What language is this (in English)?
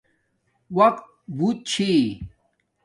Domaaki